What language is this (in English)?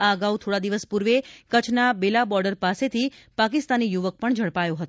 Gujarati